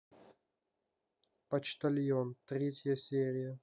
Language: Russian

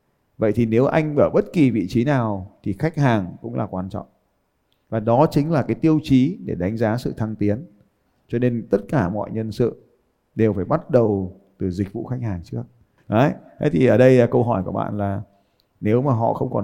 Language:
Vietnamese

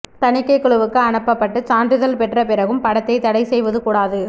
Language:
Tamil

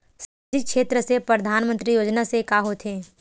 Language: Chhattisgarhi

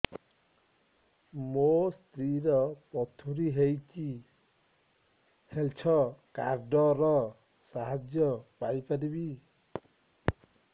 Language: Odia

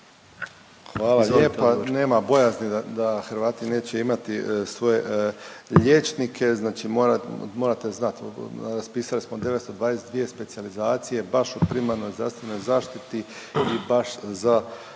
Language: Croatian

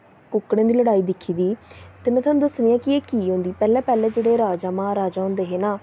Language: Dogri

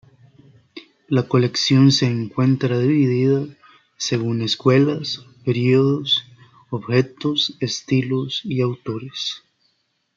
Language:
Spanish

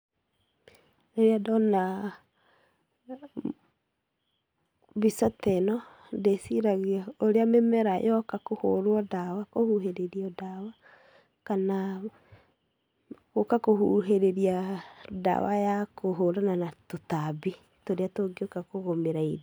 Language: Kikuyu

